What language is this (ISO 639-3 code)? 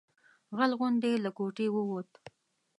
pus